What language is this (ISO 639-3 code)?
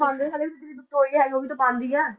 pan